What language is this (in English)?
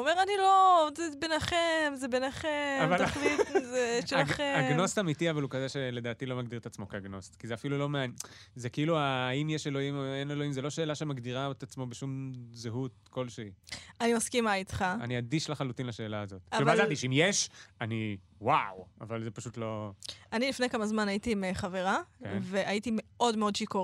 Hebrew